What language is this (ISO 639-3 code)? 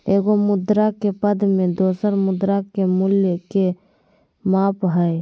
mag